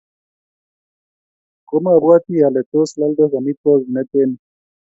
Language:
Kalenjin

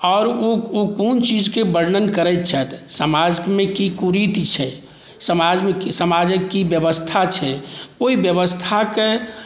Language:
Maithili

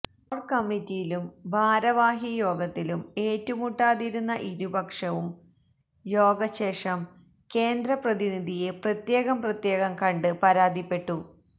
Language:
Malayalam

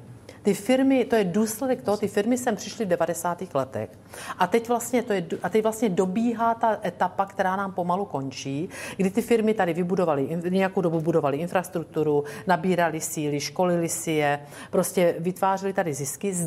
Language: Czech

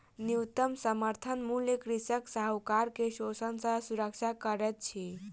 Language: Maithili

